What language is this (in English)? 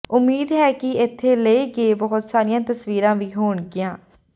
Punjabi